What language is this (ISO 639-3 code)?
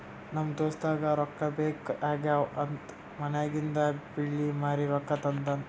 kan